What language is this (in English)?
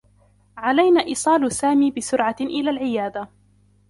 Arabic